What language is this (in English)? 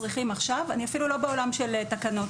Hebrew